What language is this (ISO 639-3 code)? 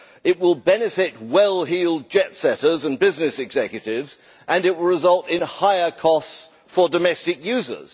eng